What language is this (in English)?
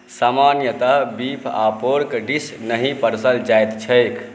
Maithili